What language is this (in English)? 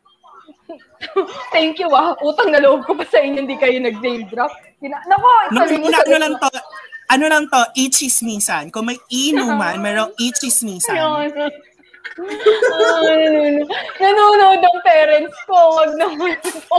Filipino